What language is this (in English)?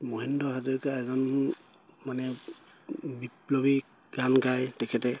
Assamese